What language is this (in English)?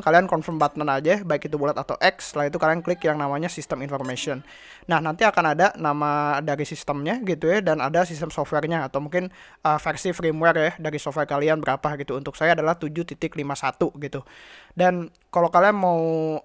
Indonesian